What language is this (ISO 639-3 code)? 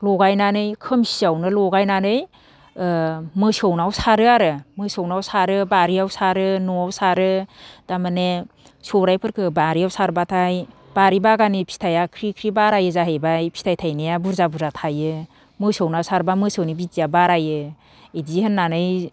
brx